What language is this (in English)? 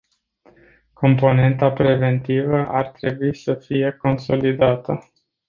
Romanian